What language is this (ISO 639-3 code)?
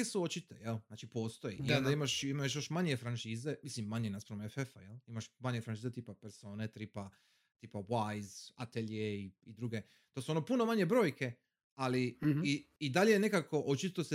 hrv